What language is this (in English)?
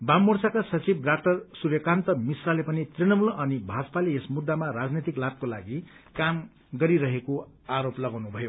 Nepali